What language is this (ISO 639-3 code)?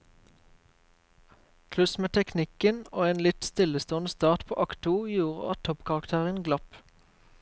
nor